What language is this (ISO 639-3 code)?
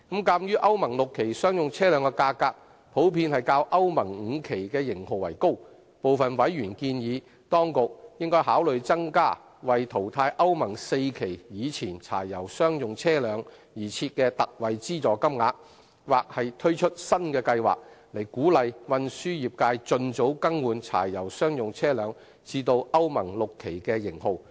yue